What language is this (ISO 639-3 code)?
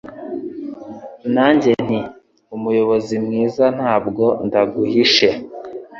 kin